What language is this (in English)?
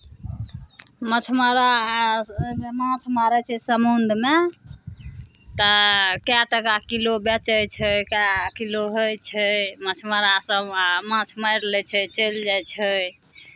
Maithili